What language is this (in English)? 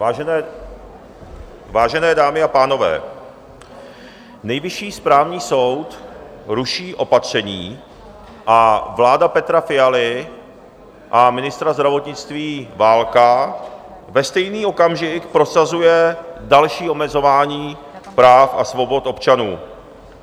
Czech